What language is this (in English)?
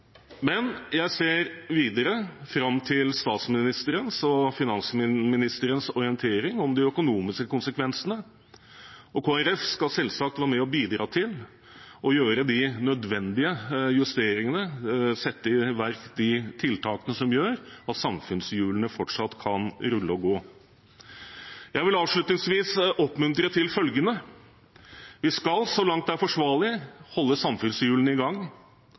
Norwegian Bokmål